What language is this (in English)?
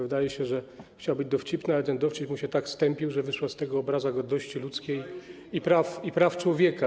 Polish